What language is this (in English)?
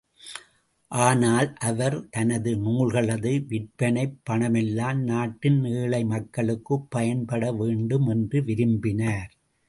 Tamil